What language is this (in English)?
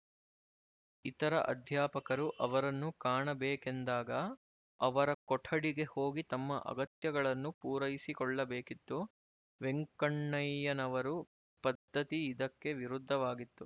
Kannada